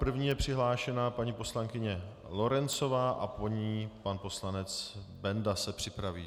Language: Czech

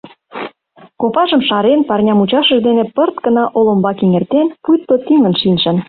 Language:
Mari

